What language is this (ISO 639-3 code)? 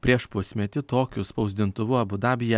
lit